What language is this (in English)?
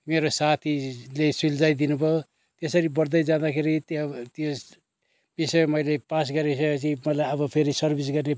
Nepali